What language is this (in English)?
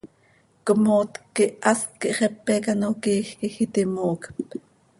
Seri